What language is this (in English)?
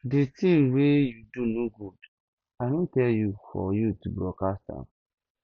Nigerian Pidgin